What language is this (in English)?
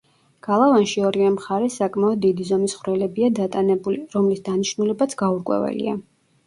Georgian